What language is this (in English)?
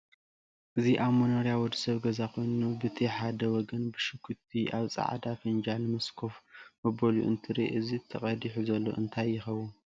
Tigrinya